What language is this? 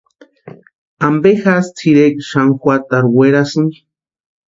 Western Highland Purepecha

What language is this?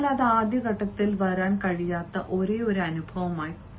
Malayalam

